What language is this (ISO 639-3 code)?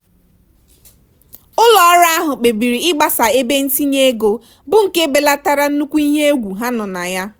ibo